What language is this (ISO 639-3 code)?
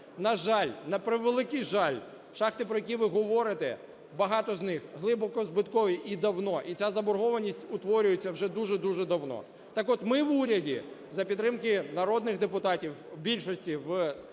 ukr